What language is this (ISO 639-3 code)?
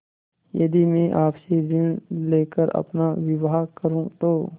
hin